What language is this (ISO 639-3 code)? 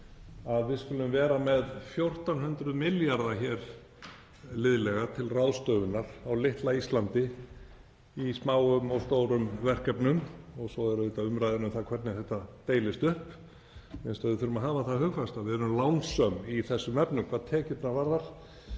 isl